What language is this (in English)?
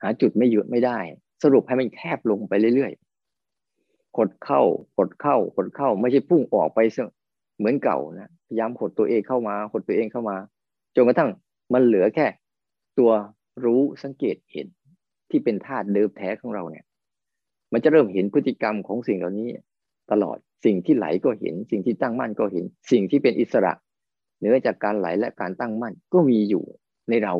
Thai